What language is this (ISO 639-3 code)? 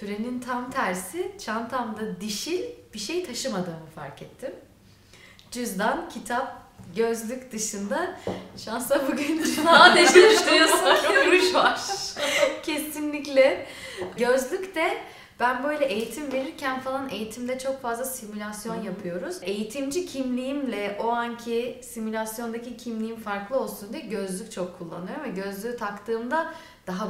tur